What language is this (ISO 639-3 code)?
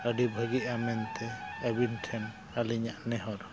sat